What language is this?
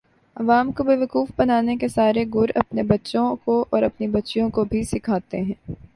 Urdu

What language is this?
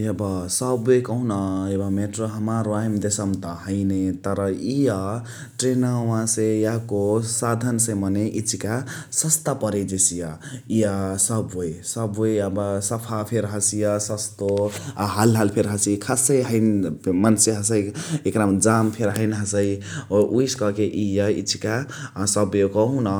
Chitwania Tharu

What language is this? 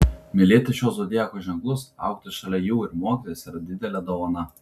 Lithuanian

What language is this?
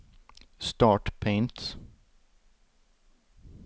Norwegian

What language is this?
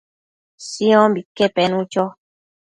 Matsés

